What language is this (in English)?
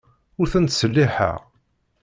Kabyle